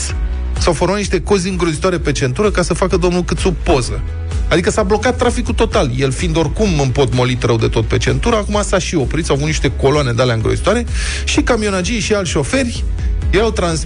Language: Romanian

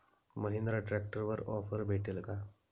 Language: Marathi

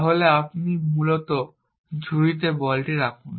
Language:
Bangla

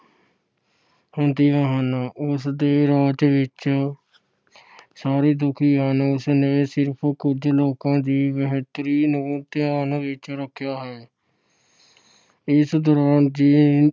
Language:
Punjabi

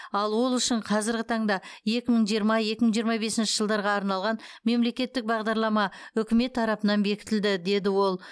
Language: Kazakh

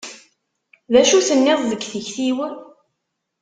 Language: Kabyle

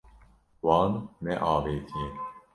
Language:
Kurdish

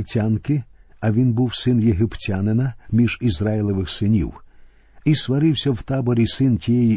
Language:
Ukrainian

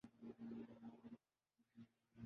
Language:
Urdu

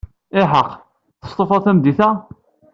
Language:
Kabyle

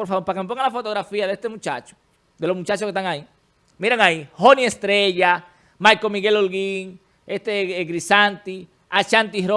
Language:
Spanish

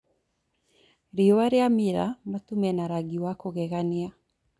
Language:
Kikuyu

